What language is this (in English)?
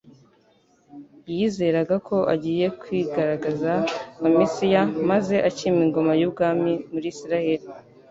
Kinyarwanda